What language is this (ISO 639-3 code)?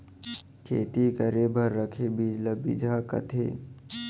hne